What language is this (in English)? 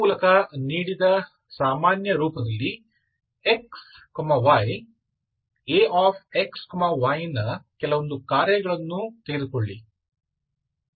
Kannada